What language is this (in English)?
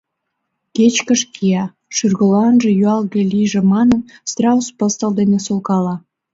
Mari